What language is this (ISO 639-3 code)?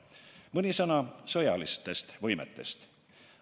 est